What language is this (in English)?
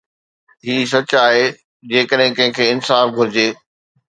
Sindhi